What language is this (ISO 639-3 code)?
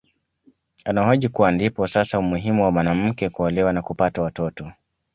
swa